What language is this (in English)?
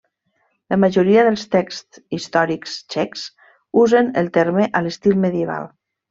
Catalan